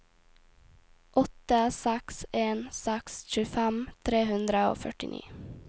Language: Norwegian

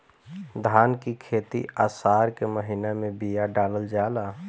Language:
Bhojpuri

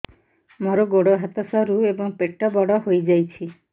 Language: Odia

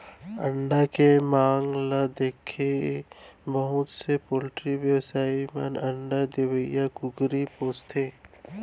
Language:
Chhattisgarhi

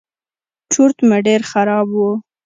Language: Pashto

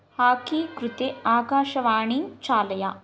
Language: Sanskrit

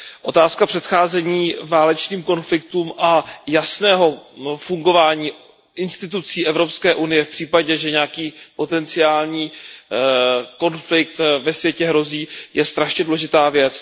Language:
Czech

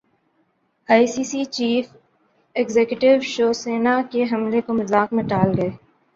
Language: Urdu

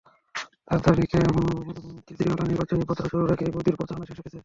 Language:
Bangla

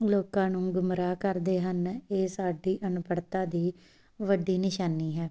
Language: Punjabi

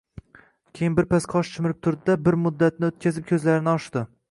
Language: Uzbek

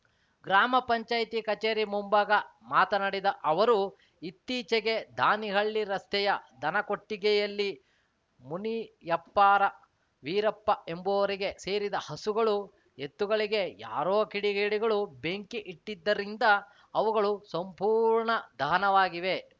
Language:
Kannada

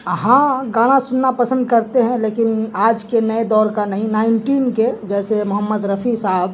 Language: Urdu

